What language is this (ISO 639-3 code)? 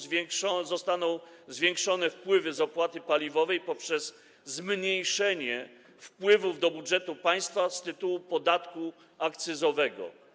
pol